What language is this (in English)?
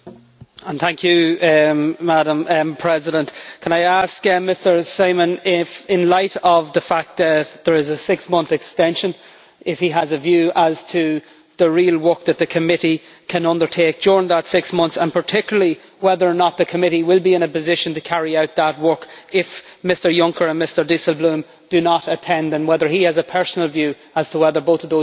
English